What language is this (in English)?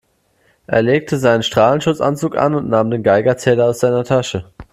German